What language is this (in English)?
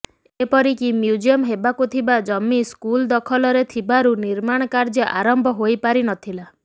Odia